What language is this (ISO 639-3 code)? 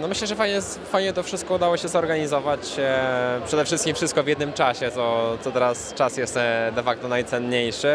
pol